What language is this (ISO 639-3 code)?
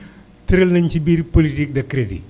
wol